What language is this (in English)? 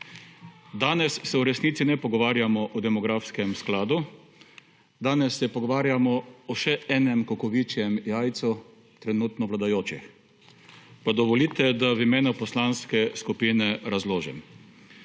Slovenian